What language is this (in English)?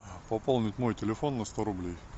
Russian